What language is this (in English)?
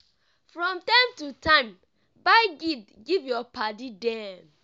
Nigerian Pidgin